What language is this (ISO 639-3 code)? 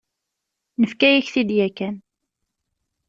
kab